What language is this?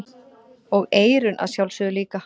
Icelandic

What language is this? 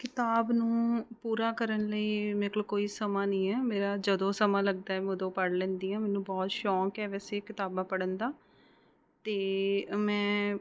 Punjabi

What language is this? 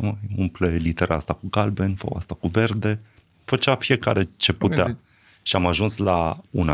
Romanian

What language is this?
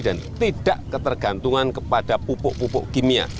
Indonesian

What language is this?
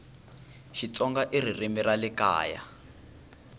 Tsonga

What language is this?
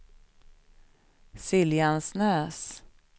Swedish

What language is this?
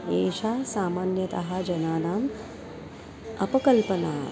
Sanskrit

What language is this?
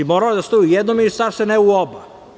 Serbian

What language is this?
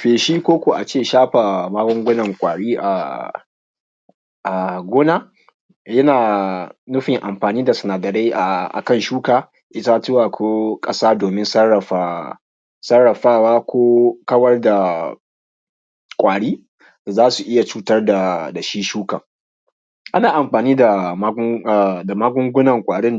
Hausa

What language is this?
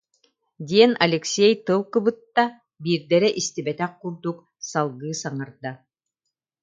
Yakut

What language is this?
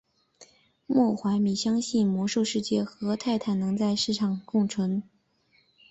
Chinese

